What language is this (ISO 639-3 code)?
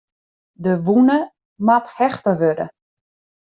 fry